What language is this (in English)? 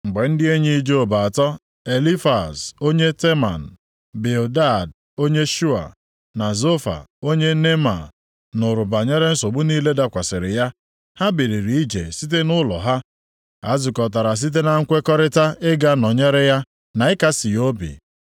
Igbo